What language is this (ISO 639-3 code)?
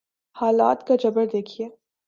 urd